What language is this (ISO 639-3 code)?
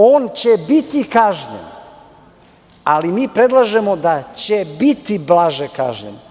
srp